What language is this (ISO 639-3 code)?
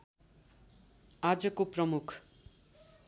nep